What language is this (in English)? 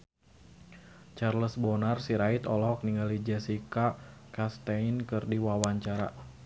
Sundanese